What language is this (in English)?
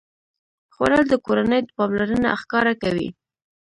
Pashto